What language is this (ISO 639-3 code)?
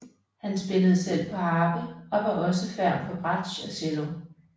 dan